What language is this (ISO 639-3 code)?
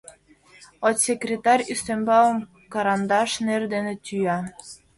chm